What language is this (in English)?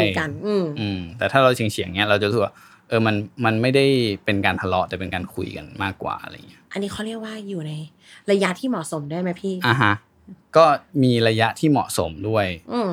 Thai